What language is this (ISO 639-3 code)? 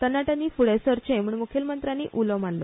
kok